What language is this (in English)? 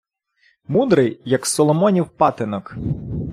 Ukrainian